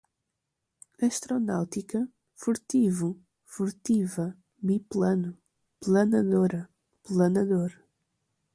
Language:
Portuguese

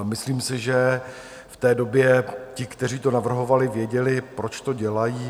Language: Czech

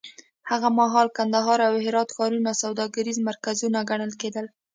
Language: Pashto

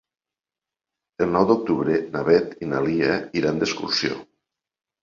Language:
Catalan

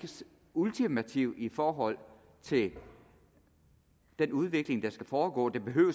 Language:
Danish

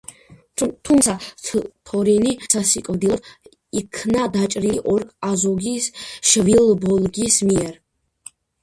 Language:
Georgian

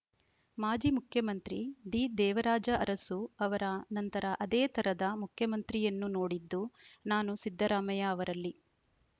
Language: Kannada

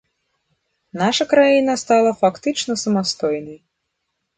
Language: Belarusian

